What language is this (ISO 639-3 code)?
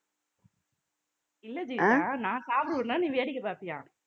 tam